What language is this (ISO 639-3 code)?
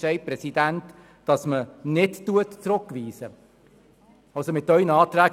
gsw